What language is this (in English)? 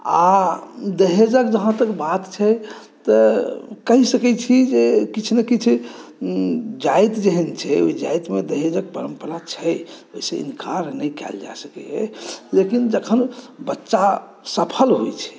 Maithili